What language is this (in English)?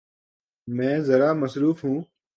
Urdu